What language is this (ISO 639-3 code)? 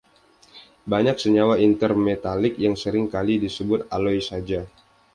ind